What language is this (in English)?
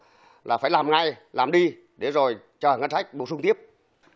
Vietnamese